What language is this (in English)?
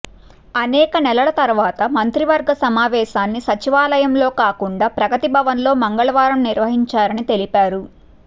Telugu